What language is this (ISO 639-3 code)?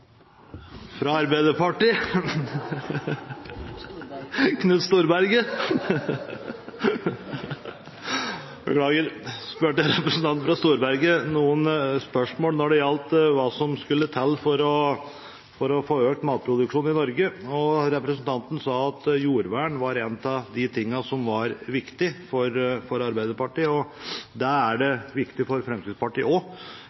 nor